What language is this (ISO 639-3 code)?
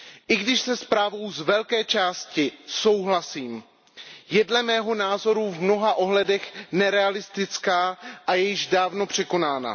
ces